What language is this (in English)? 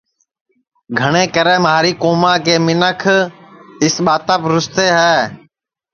Sansi